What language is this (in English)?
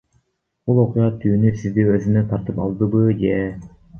Kyrgyz